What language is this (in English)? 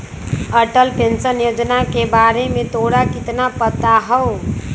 Magahi